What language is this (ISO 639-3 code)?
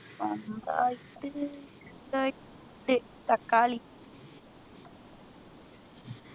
mal